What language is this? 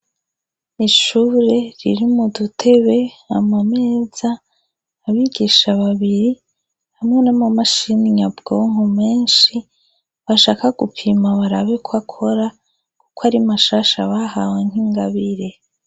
Rundi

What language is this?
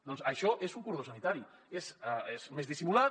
Catalan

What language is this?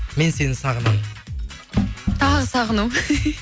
Kazakh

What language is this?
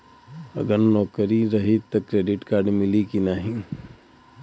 Bhojpuri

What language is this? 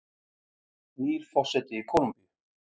Icelandic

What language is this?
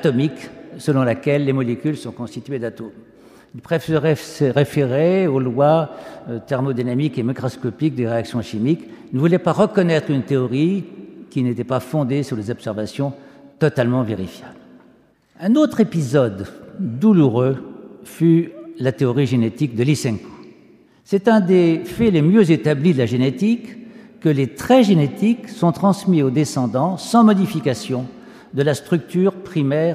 French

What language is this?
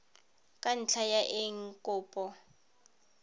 Tswana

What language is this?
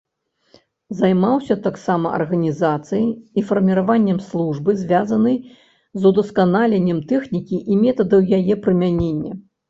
Belarusian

